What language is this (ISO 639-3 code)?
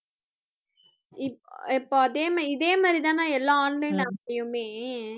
tam